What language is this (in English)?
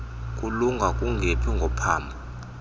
Xhosa